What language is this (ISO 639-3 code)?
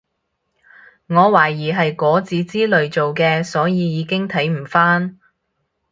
yue